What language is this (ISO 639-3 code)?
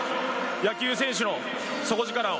jpn